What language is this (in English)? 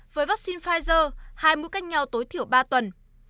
Vietnamese